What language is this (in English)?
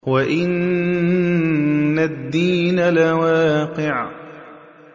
Arabic